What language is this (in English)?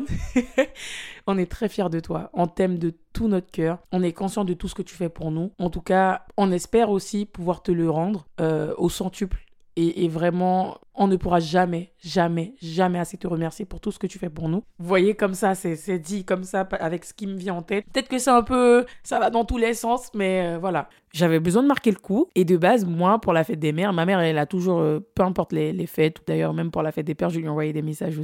French